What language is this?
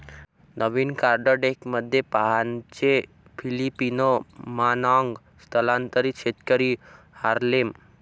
Marathi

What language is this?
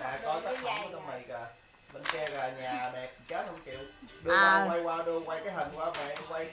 Vietnamese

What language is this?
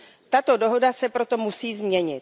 Czech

